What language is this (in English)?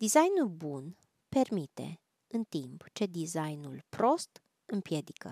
Romanian